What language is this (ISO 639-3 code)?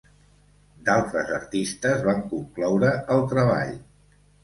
cat